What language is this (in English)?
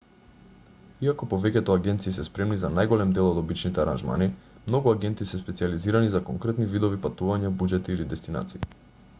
Macedonian